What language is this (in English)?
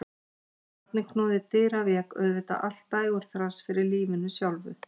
Icelandic